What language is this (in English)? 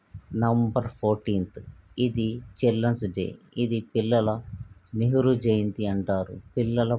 Telugu